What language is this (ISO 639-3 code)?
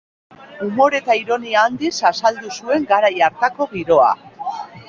eus